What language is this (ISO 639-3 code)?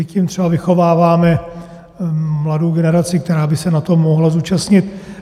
ces